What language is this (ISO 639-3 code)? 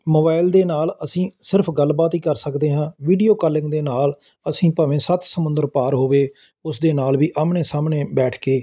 pan